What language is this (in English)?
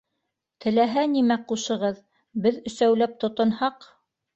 Bashkir